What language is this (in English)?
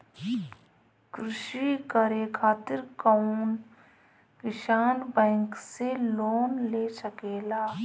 Bhojpuri